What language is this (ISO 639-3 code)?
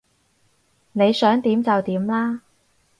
yue